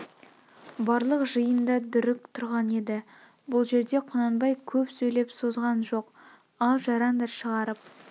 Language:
Kazakh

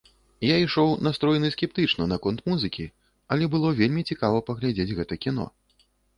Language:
Belarusian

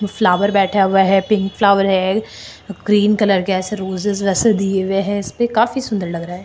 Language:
Hindi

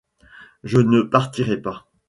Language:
French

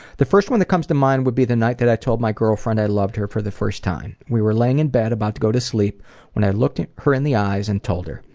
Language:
English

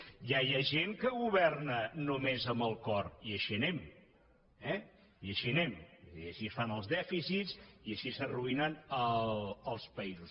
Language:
Catalan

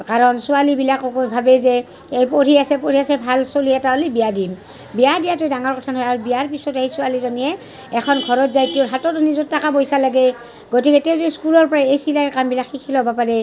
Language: Assamese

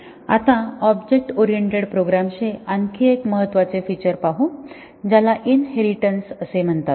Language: Marathi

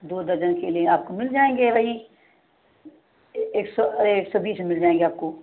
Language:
Hindi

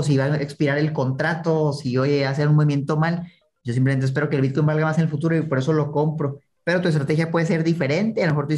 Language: Spanish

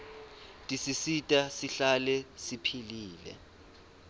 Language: Swati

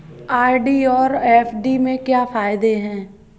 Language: Hindi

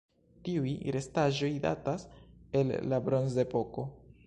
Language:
Esperanto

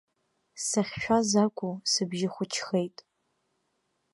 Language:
Abkhazian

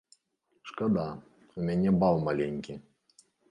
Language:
Belarusian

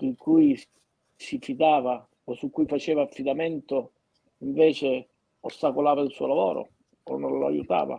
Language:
Italian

